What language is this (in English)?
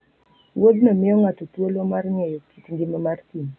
Luo (Kenya and Tanzania)